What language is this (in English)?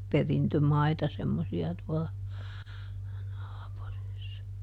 Finnish